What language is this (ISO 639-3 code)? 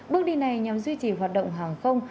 vie